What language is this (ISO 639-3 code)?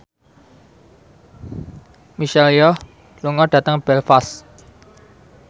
jav